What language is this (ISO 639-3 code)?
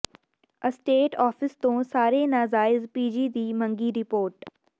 pan